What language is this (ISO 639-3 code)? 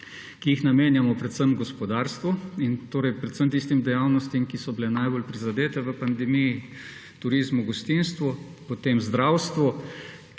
slv